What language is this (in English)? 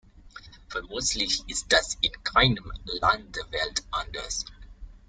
German